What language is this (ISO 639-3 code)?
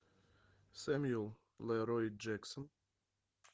rus